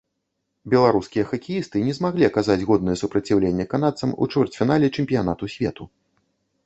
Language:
Belarusian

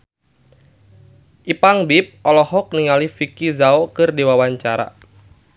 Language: Sundanese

